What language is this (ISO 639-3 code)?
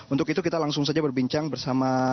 ind